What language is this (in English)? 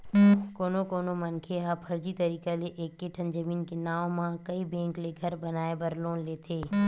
Chhattisgarhi